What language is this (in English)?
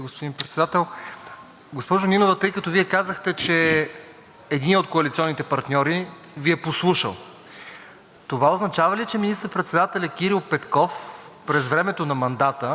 Bulgarian